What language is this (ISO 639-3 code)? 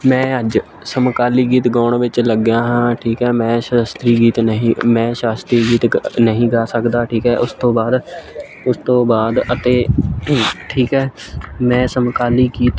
pan